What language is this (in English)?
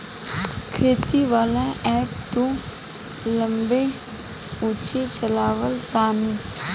Bhojpuri